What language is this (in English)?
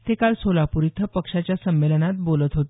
Marathi